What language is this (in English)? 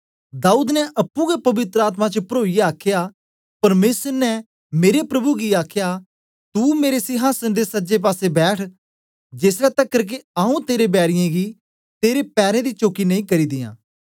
Dogri